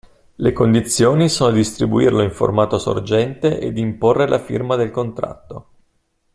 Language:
Italian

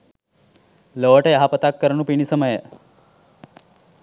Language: Sinhala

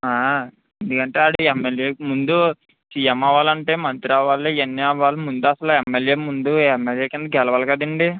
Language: Telugu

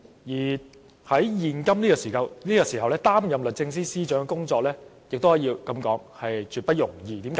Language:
Cantonese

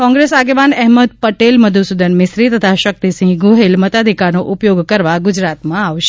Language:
Gujarati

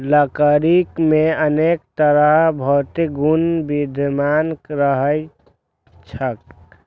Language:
Maithili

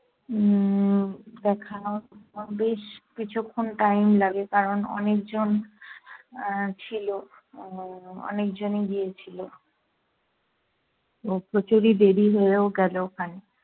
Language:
Bangla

